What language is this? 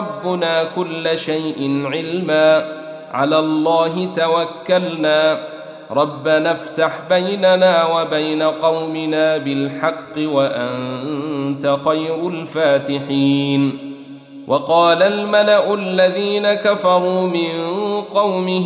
Arabic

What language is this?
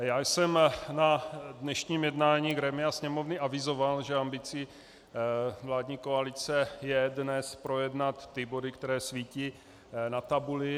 Czech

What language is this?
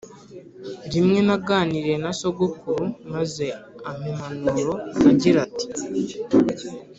Kinyarwanda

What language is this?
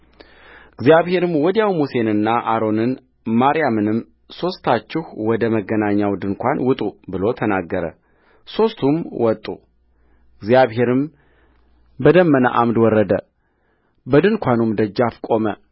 Amharic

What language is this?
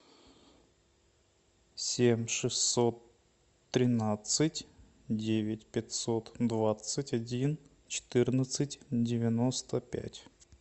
Russian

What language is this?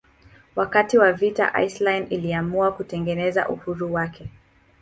Swahili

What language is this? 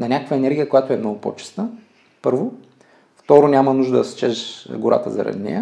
Bulgarian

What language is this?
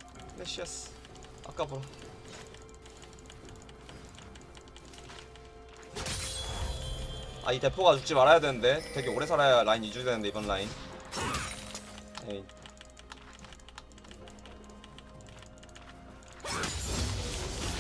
Korean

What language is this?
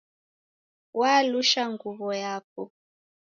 Taita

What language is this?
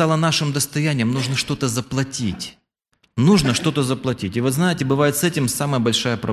Russian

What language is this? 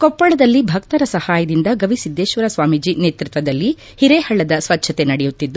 Kannada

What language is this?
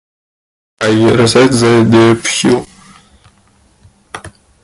English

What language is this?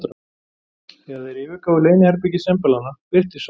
Icelandic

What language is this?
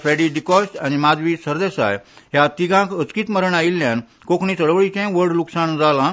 Konkani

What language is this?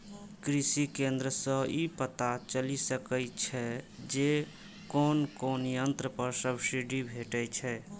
Maithili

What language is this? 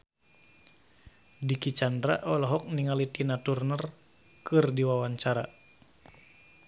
Sundanese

